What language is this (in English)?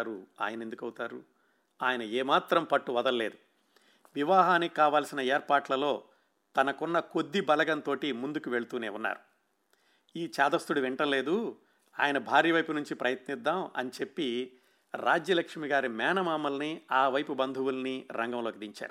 Telugu